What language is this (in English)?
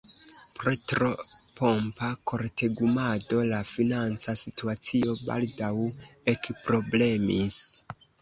Esperanto